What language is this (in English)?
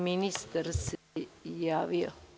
Serbian